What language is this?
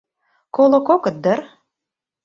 Mari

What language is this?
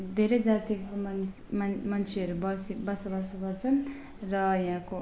Nepali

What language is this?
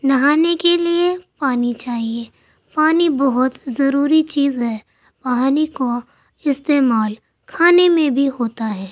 Urdu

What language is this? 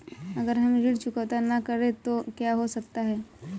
Hindi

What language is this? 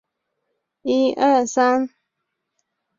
Chinese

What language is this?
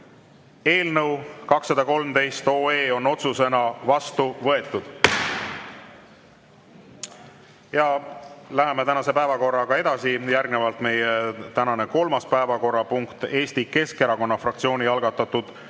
Estonian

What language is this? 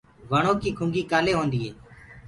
Gurgula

